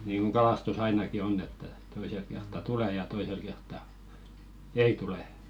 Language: Finnish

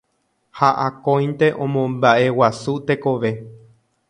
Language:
Guarani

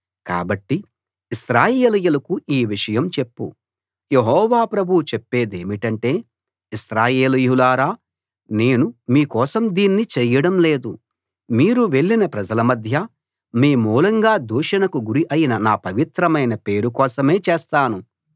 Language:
Telugu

